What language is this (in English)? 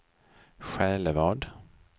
Swedish